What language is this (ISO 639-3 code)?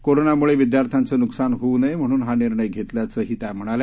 mar